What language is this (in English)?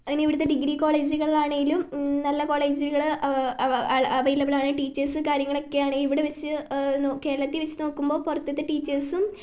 Malayalam